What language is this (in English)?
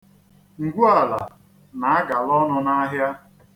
Igbo